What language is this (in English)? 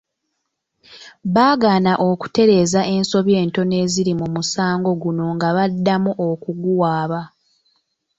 Ganda